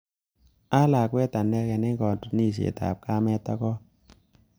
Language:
Kalenjin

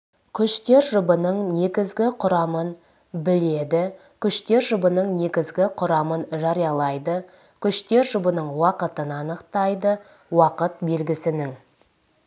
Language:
Kazakh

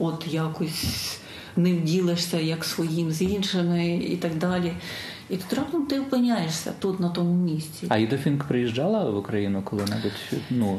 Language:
Ukrainian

